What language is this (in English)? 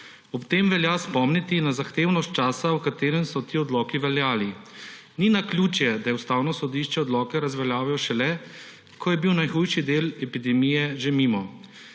Slovenian